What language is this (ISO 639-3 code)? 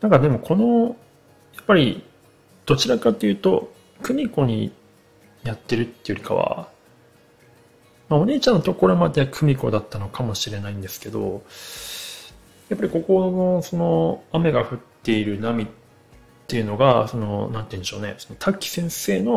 jpn